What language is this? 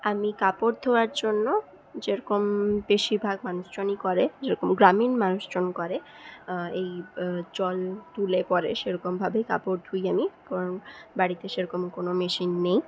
Bangla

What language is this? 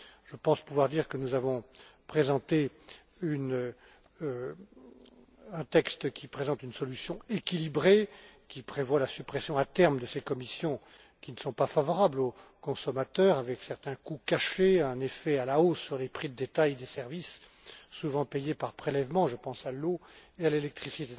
French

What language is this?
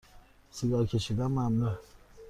Persian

